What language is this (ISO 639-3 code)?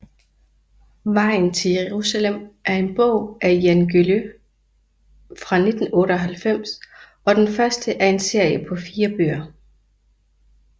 dan